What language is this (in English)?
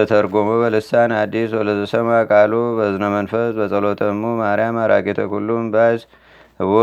Amharic